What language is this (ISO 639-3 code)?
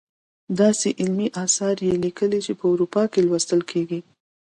pus